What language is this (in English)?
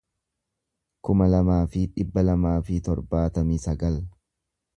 Oromo